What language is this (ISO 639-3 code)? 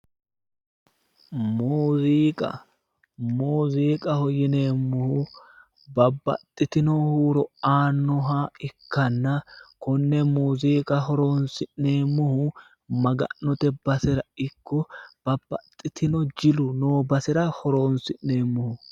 sid